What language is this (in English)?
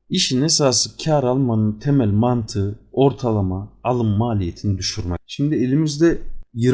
Turkish